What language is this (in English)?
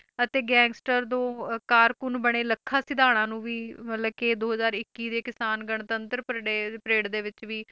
Punjabi